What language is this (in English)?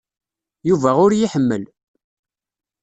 Kabyle